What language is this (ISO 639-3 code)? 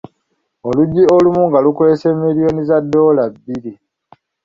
lug